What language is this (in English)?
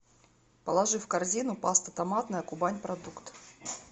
Russian